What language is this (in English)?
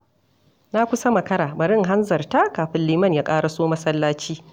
Hausa